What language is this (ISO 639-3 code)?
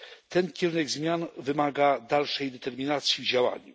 pol